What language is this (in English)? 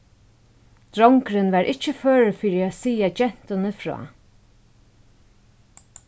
Faroese